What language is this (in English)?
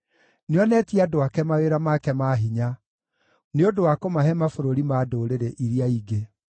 Kikuyu